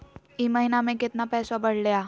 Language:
Magahi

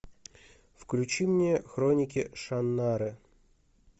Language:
Russian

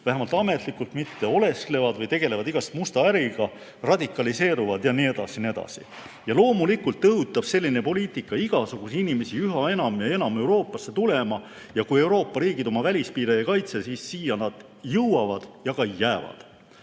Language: Estonian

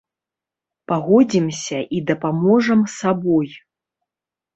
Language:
Belarusian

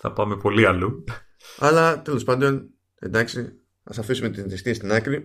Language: Greek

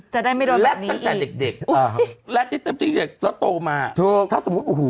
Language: Thai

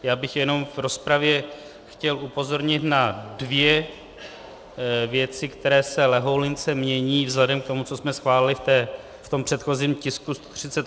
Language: Czech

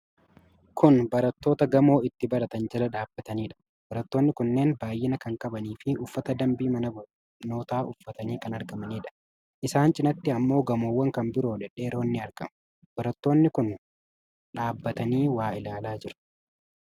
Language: Oromo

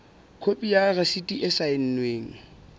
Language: Southern Sotho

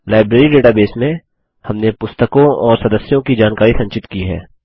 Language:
Hindi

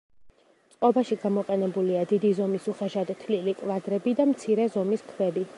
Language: Georgian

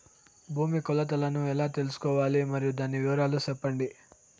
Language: Telugu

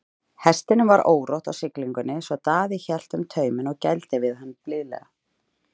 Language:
Icelandic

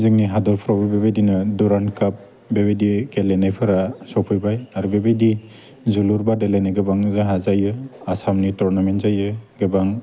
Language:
Bodo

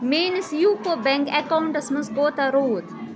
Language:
Kashmiri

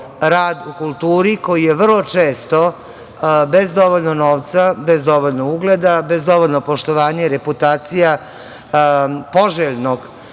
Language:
Serbian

